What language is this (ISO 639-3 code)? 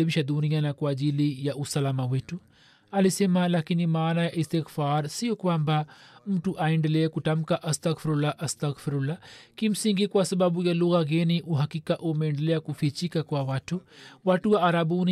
swa